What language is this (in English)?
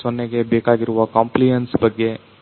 Kannada